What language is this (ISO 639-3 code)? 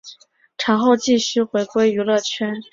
zho